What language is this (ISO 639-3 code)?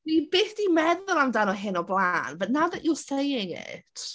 cym